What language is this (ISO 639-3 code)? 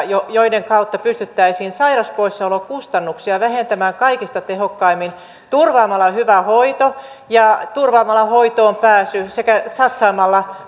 fin